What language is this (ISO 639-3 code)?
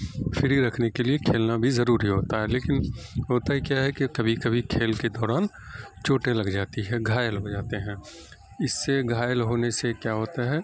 urd